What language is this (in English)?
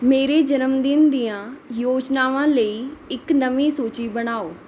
Punjabi